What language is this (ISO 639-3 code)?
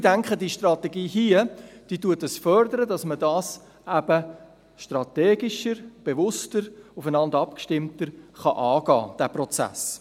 gsw